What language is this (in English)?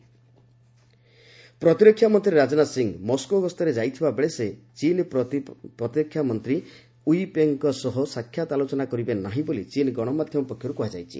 Odia